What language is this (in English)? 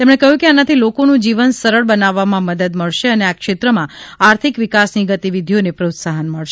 Gujarati